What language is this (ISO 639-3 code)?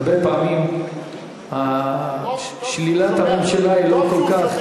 heb